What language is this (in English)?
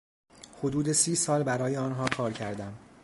Persian